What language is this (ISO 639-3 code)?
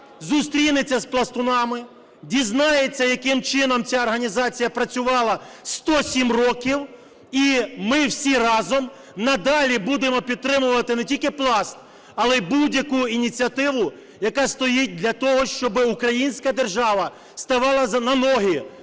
ukr